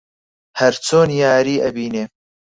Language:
Central Kurdish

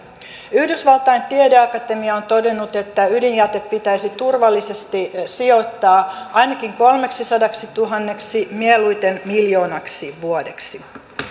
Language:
Finnish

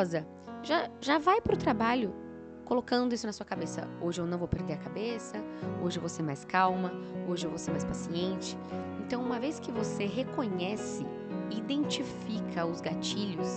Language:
Portuguese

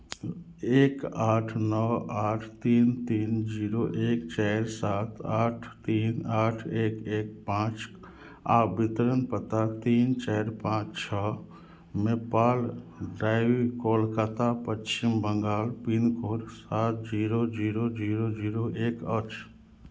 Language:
Maithili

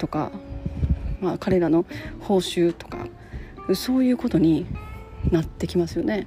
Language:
Japanese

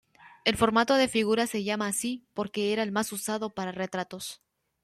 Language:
Spanish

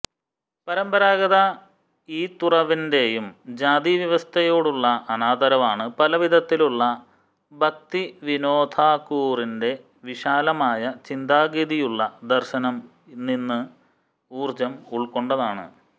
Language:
Malayalam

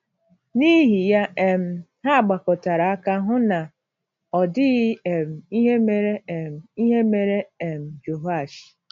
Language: Igbo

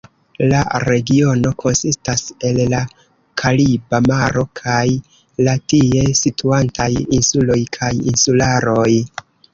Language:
Esperanto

